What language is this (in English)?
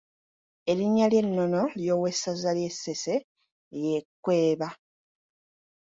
Ganda